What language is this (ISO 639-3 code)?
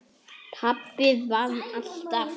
isl